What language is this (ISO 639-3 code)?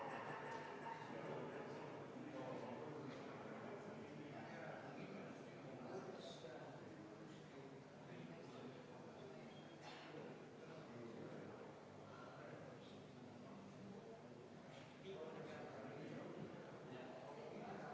est